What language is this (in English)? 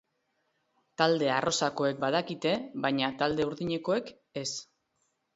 Basque